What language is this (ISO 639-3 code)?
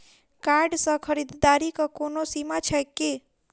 mai